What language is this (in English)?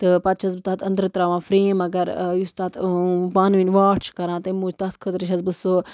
Kashmiri